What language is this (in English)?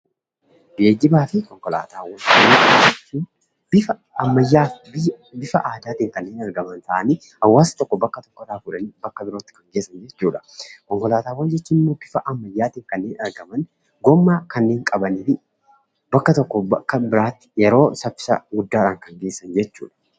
Oromo